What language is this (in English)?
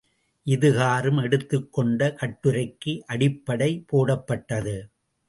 Tamil